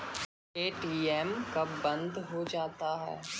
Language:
Maithili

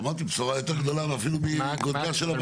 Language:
Hebrew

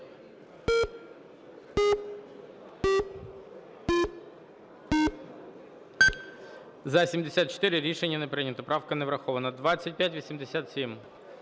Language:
Ukrainian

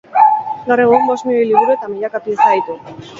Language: Basque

